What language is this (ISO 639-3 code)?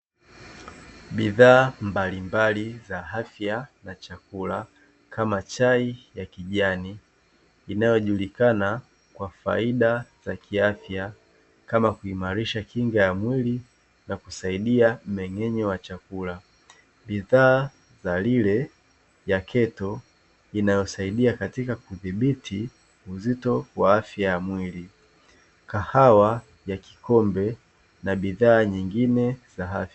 swa